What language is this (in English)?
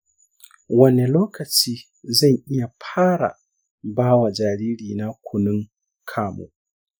Hausa